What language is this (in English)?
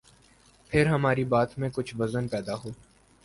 Urdu